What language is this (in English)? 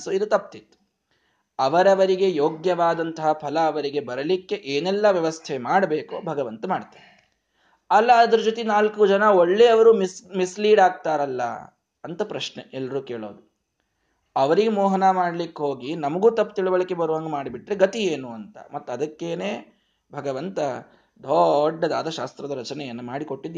Kannada